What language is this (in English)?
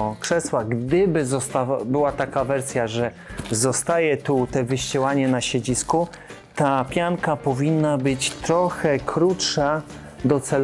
Polish